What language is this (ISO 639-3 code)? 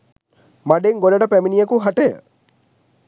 sin